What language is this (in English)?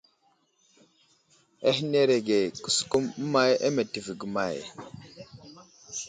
Wuzlam